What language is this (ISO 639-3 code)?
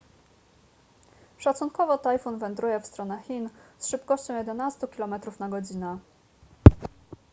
pol